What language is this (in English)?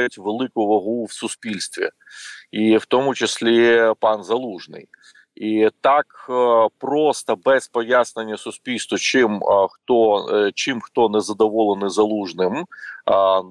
Ukrainian